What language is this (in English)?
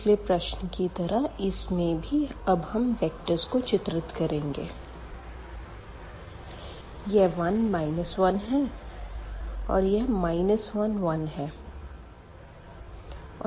Hindi